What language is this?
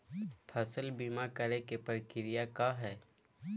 Magahi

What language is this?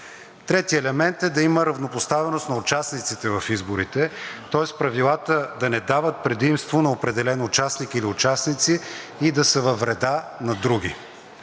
Bulgarian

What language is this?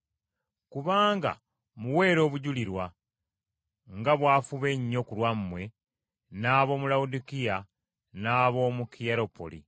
Ganda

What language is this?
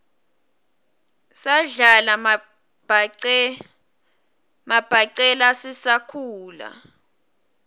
Swati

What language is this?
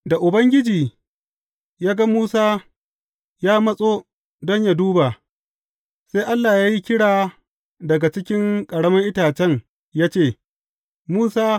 Hausa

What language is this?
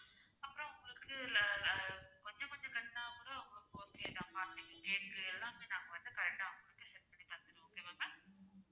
Tamil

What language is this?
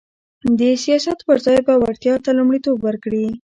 Pashto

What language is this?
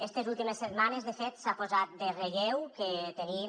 Catalan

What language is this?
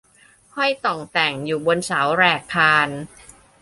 Thai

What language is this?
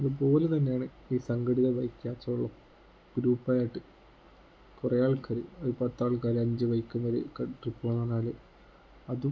Malayalam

